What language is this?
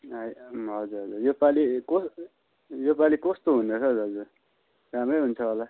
Nepali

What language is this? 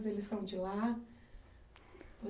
Portuguese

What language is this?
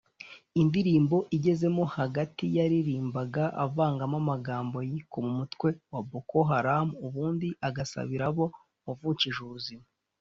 Kinyarwanda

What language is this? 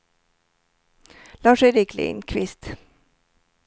Swedish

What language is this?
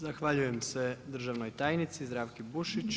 Croatian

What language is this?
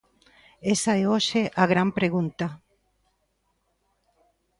Galician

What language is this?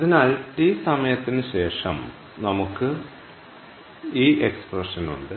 Malayalam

